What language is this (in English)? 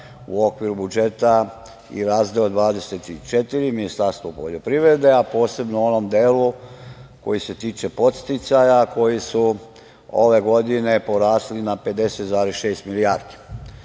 Serbian